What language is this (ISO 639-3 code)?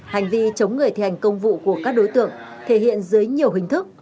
vie